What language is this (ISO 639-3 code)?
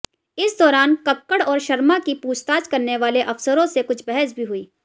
hin